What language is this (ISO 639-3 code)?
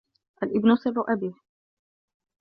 ara